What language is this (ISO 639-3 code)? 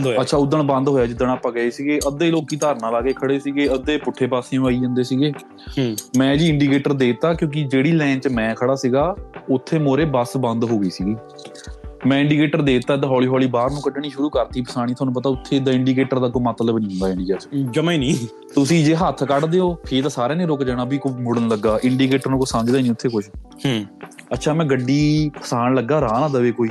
pan